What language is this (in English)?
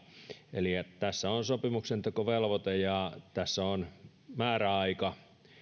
Finnish